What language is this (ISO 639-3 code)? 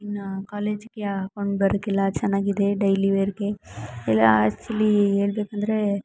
kan